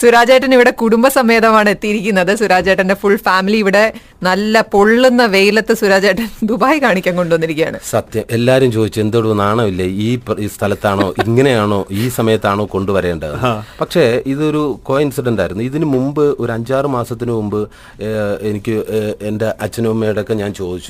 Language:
Malayalam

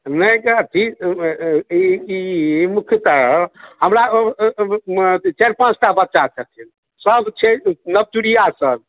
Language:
Maithili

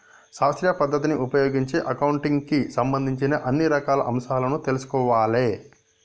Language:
Telugu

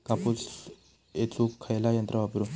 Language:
Marathi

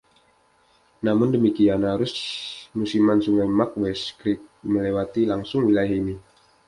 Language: Indonesian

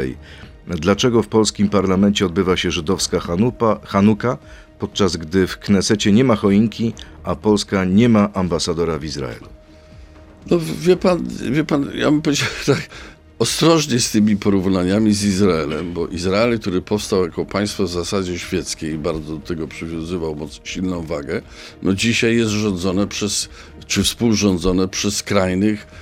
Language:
Polish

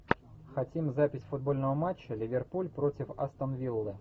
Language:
Russian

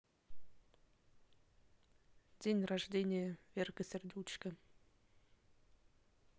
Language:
Russian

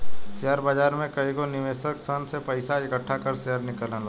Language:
Bhojpuri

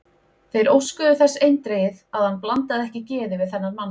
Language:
Icelandic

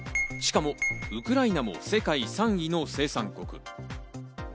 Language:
Japanese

